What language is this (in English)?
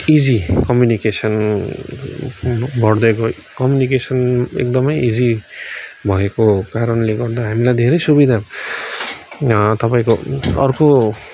Nepali